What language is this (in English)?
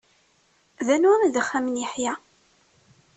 Kabyle